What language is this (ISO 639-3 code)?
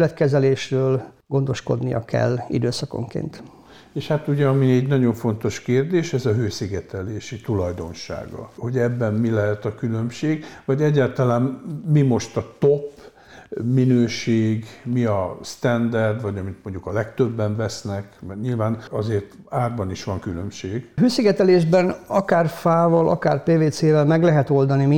hun